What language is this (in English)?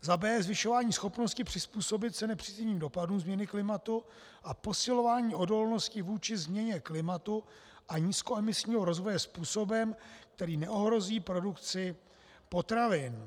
Czech